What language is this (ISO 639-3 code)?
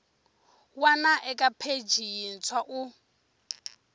tso